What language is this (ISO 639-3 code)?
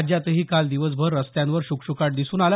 mar